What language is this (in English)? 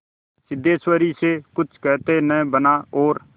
Hindi